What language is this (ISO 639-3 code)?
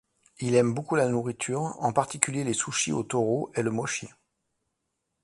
fra